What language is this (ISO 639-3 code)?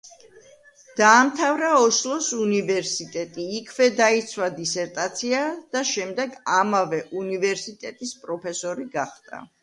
kat